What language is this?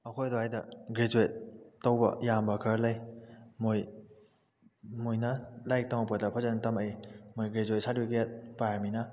Manipuri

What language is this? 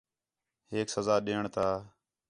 Khetrani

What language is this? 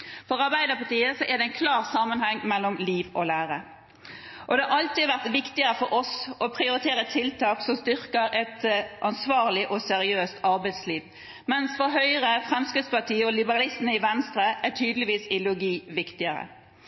Norwegian Bokmål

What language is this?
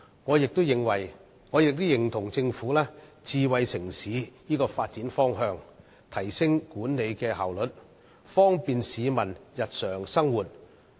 Cantonese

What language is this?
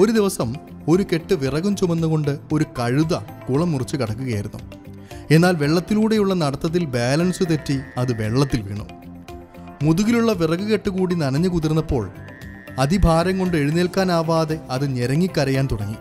Malayalam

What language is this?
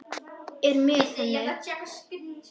Icelandic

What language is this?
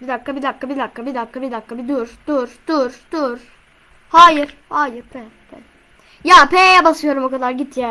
Turkish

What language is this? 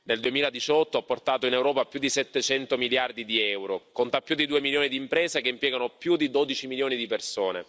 Italian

